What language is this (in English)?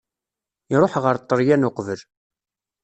Kabyle